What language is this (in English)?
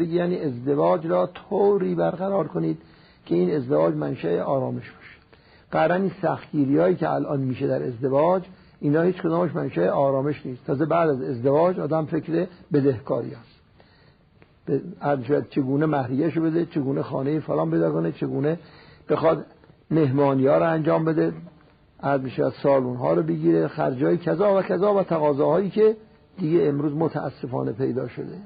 Persian